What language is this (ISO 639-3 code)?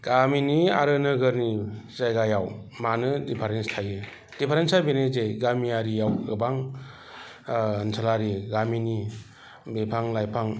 brx